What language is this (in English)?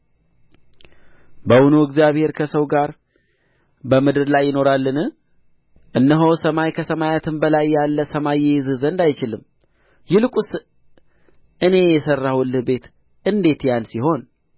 Amharic